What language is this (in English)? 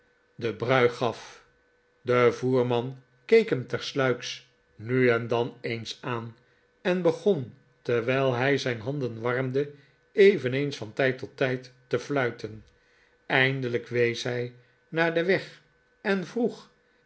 Dutch